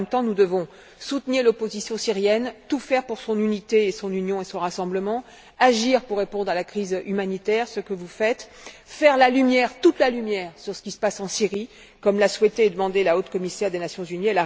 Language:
French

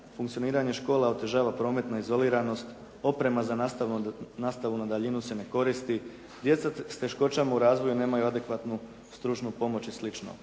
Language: Croatian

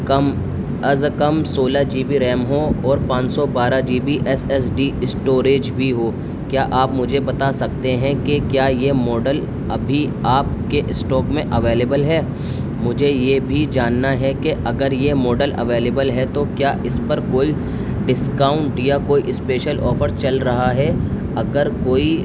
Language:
Urdu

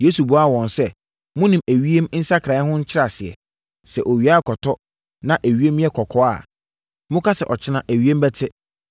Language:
Akan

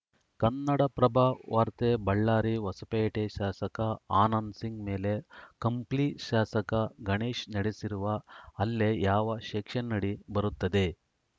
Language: Kannada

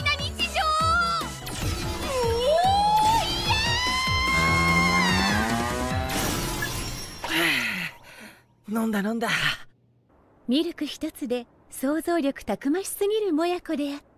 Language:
Japanese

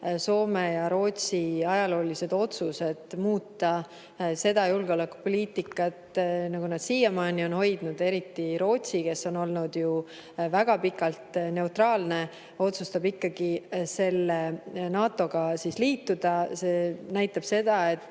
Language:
Estonian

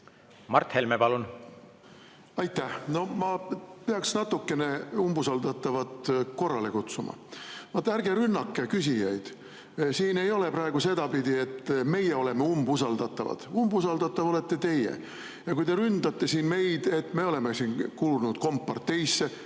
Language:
Estonian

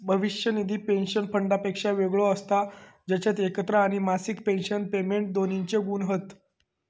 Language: Marathi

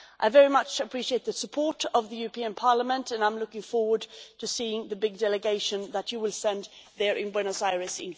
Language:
English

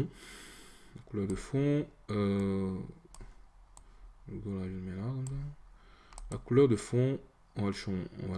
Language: French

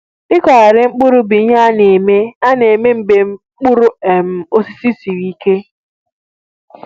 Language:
Igbo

